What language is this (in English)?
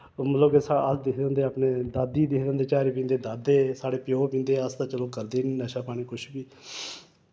Dogri